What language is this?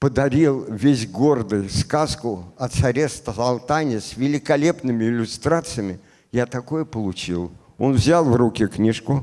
Russian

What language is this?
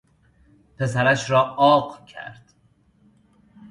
Persian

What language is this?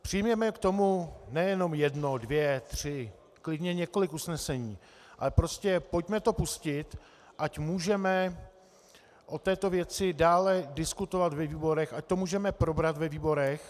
Czech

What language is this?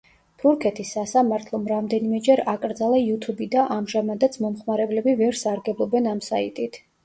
Georgian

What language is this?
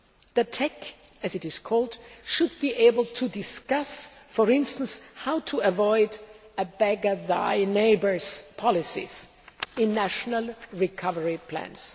English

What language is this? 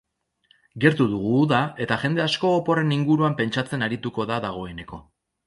Basque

